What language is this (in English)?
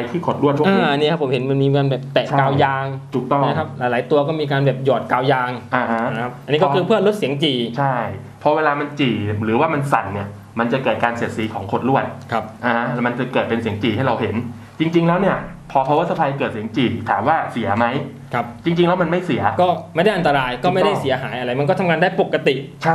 Thai